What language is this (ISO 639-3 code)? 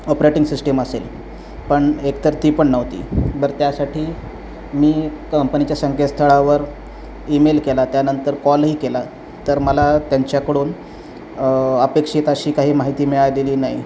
mar